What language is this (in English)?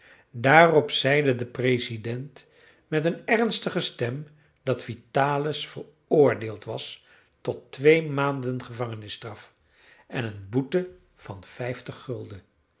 Dutch